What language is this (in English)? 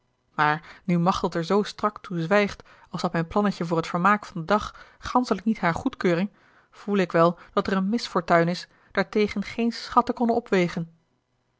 Dutch